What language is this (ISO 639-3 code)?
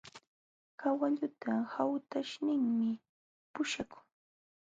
qxw